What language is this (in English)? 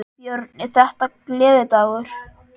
Icelandic